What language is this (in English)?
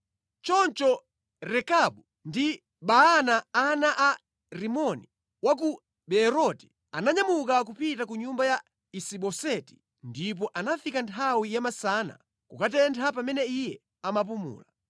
Nyanja